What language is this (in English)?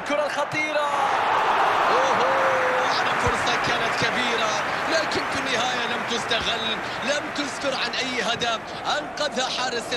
Arabic